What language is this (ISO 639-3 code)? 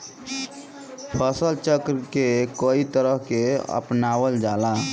bho